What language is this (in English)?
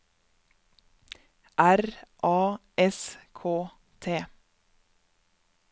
Norwegian